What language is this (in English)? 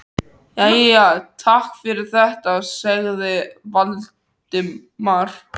Icelandic